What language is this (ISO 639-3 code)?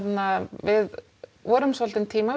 isl